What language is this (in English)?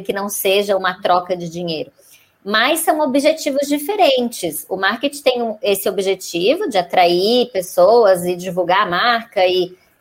Portuguese